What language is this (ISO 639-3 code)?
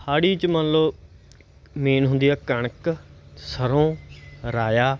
pan